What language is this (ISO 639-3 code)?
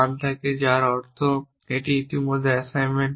ben